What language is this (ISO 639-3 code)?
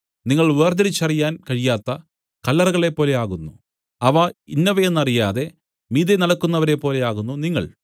mal